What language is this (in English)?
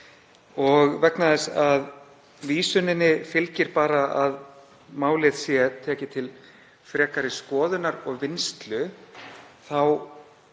Icelandic